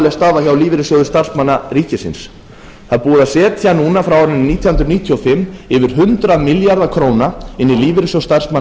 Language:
Icelandic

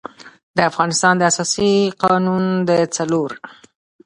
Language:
Pashto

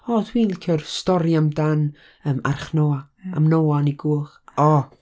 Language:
Welsh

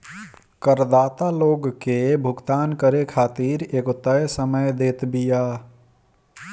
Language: Bhojpuri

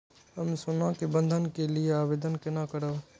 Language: Maithili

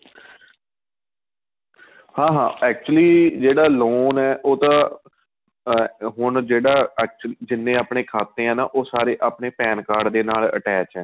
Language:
Punjabi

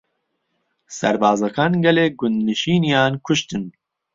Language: Central Kurdish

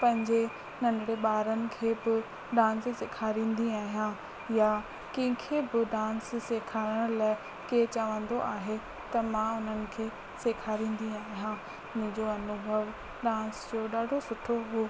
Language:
Sindhi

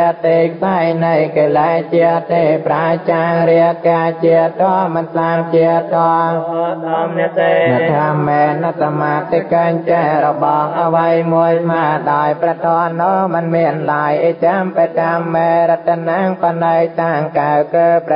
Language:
Thai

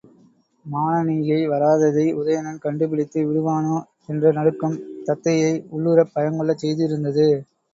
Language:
Tamil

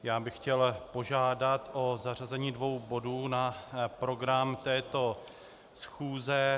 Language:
Czech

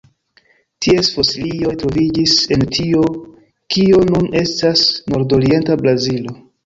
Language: Esperanto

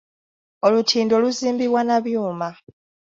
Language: Ganda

